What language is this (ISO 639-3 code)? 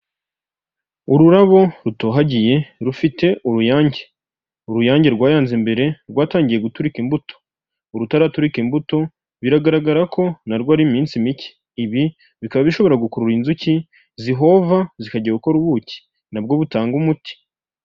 kin